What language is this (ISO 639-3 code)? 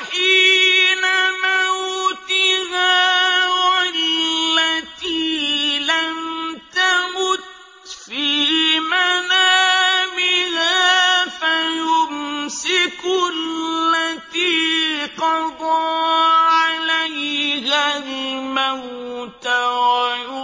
ara